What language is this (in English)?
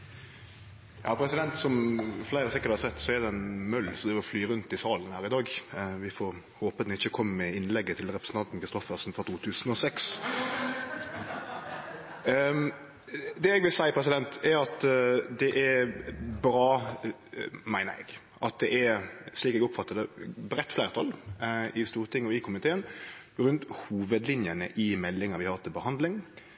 Norwegian Nynorsk